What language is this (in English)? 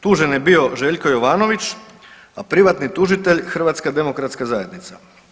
Croatian